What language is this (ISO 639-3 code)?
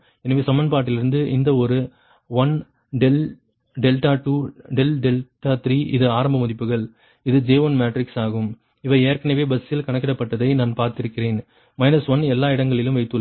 tam